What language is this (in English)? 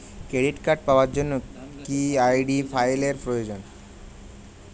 Bangla